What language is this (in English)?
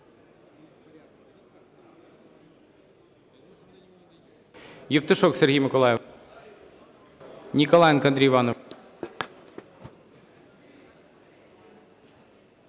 Ukrainian